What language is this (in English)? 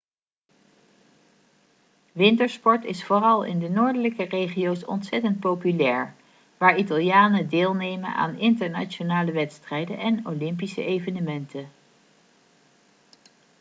Dutch